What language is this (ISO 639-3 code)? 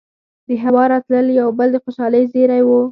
pus